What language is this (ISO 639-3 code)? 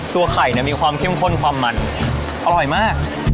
tha